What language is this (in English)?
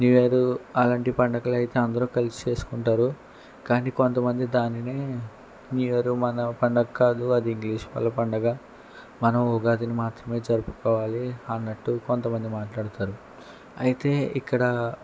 Telugu